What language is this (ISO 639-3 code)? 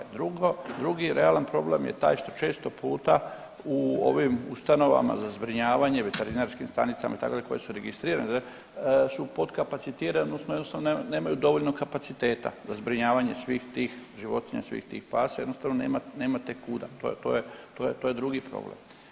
hrv